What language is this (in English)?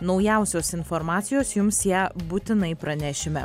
Lithuanian